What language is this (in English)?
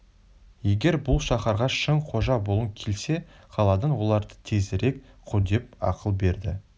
Kazakh